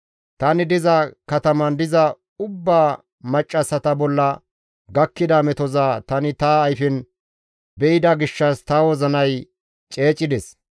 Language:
Gamo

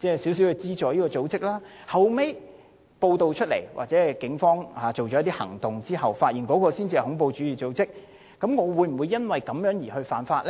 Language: Cantonese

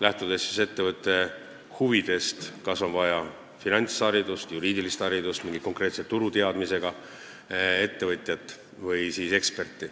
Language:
Estonian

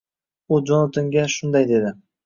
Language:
Uzbek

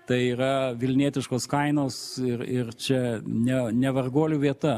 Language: Lithuanian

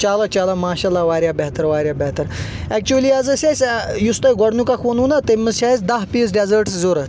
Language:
Kashmiri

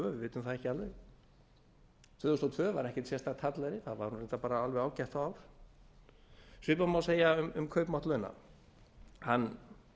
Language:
Icelandic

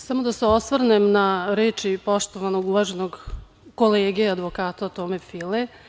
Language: Serbian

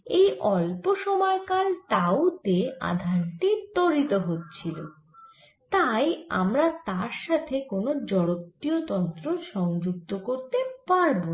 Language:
Bangla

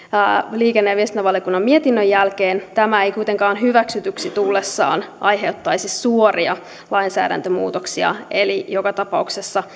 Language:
Finnish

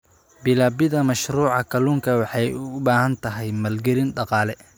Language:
Somali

